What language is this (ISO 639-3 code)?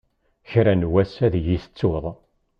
kab